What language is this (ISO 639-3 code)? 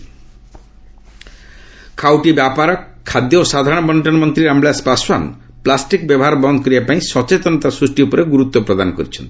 ori